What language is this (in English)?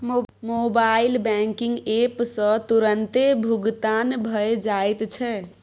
Maithili